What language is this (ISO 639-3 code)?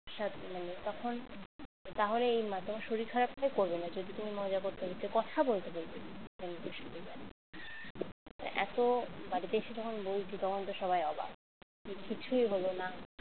ben